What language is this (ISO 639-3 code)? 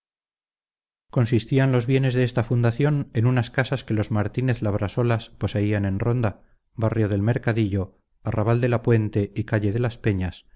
spa